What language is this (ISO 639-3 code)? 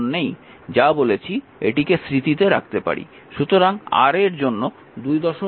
ben